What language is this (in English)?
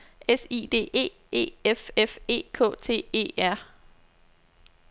Danish